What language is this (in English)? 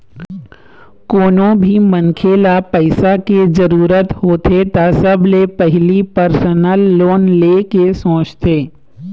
Chhattisgarhi